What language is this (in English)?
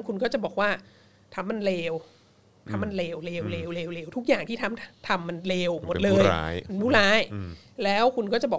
Thai